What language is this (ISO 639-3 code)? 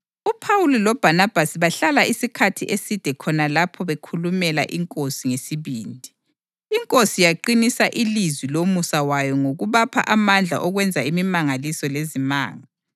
nde